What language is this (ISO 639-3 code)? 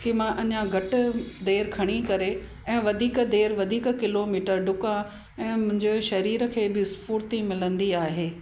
snd